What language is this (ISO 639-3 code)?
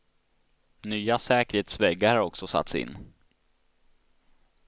swe